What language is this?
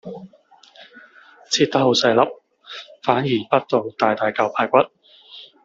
Cantonese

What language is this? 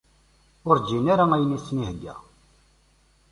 Kabyle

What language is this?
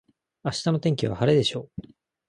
Japanese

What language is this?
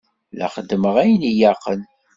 Kabyle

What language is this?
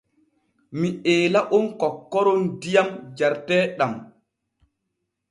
Borgu Fulfulde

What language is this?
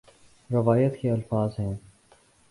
Urdu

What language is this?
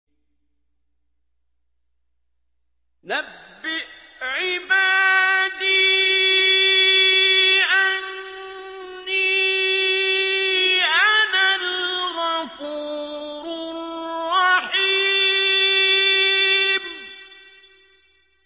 Arabic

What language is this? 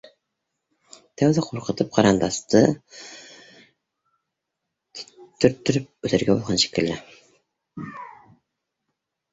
Bashkir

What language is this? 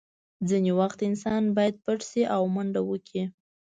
Pashto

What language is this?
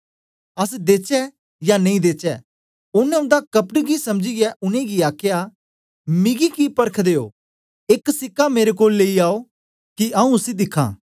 Dogri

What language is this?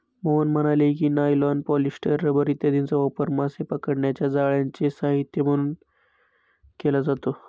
Marathi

